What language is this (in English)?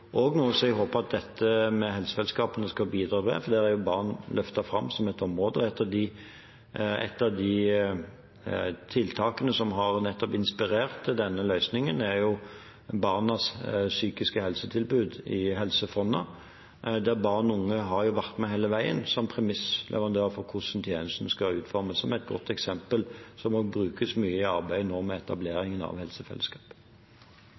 Norwegian Bokmål